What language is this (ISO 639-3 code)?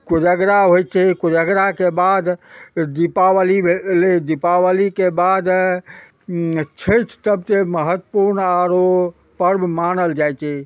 mai